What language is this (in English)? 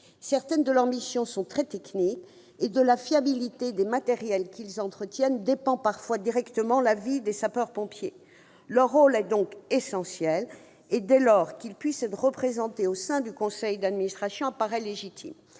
French